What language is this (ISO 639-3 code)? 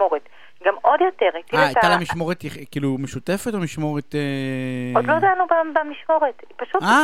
heb